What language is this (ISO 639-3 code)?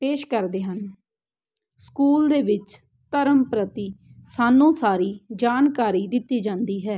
pan